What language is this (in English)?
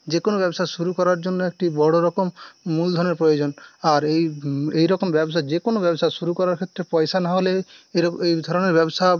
Bangla